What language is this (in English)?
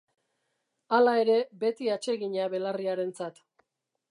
Basque